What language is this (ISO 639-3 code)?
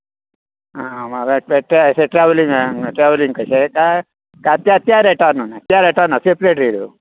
kok